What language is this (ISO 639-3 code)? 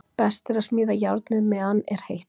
isl